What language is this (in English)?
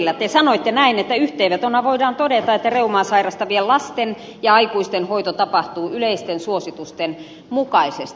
Finnish